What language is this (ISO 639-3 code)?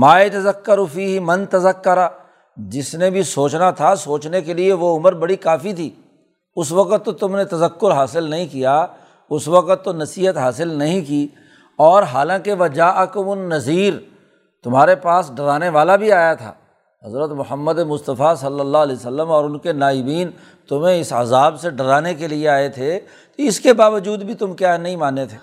urd